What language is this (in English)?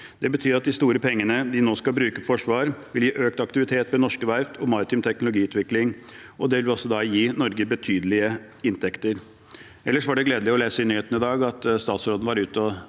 Norwegian